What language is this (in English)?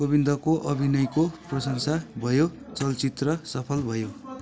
Nepali